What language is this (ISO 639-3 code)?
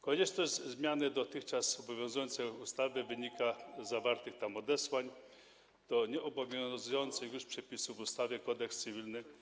pol